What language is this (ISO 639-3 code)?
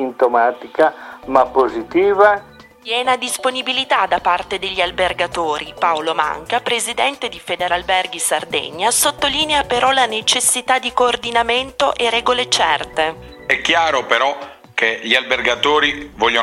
ita